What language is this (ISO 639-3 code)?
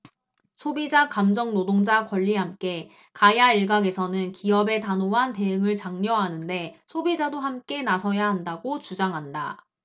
kor